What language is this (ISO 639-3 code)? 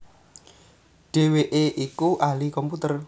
jav